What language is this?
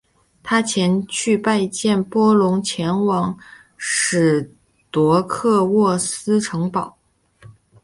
Chinese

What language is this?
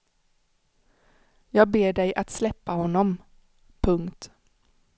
Swedish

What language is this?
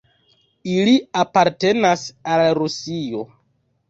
Esperanto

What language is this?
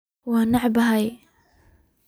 Somali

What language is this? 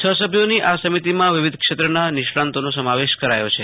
Gujarati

